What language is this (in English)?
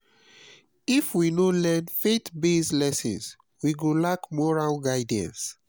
Nigerian Pidgin